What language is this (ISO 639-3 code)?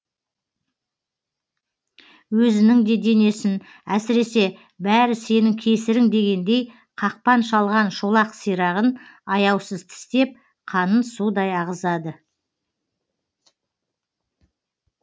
kaz